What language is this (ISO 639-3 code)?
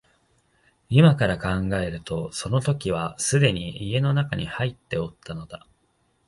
jpn